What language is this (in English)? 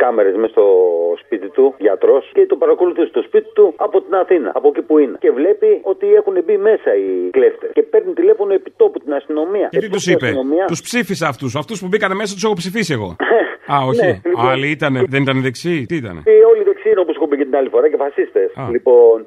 Greek